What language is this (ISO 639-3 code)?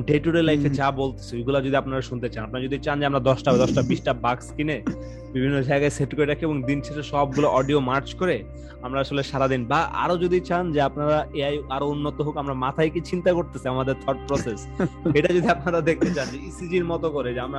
ben